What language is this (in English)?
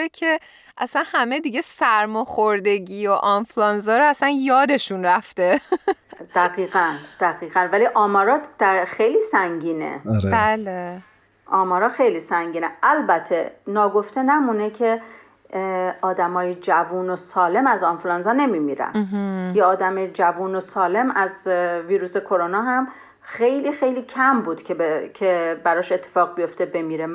Persian